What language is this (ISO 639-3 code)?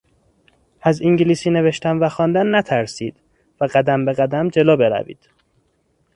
fas